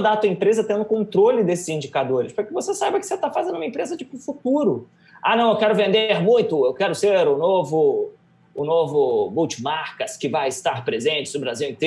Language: Portuguese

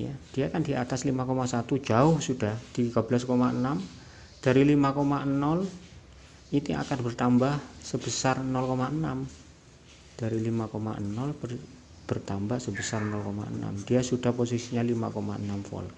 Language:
Indonesian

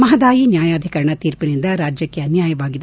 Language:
Kannada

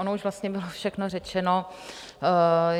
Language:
Czech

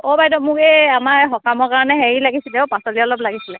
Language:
Assamese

